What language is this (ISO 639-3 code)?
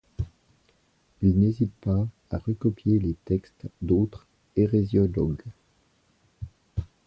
fra